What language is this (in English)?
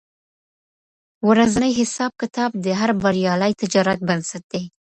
Pashto